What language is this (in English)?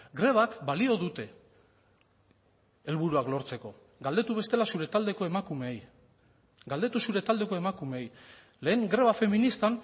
Basque